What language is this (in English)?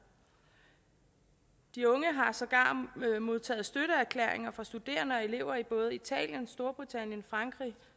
Danish